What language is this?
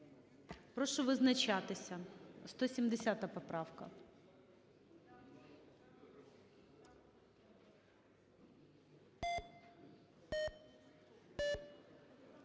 Ukrainian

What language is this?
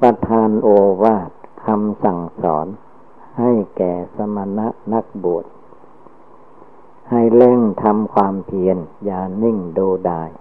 Thai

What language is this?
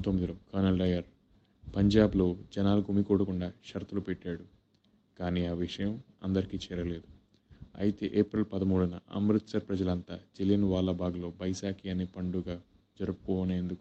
Telugu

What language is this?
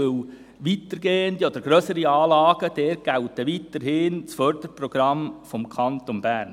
Swiss German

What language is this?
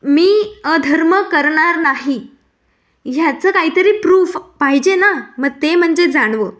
Marathi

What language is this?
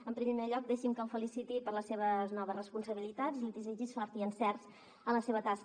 Catalan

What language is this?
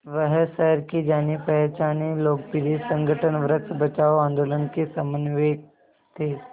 Hindi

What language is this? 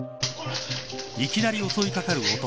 Japanese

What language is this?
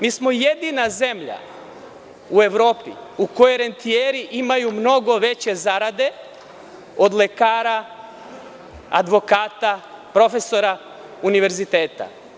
Serbian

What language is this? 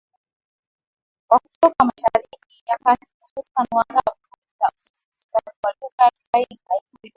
Swahili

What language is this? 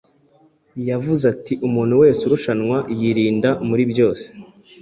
Kinyarwanda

